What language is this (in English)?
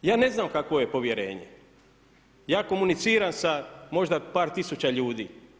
Croatian